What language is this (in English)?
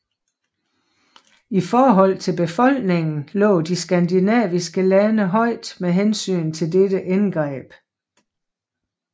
Danish